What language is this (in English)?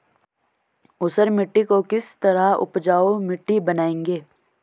Hindi